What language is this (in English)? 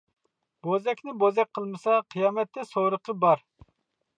Uyghur